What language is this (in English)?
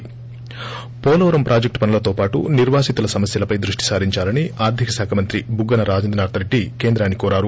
Telugu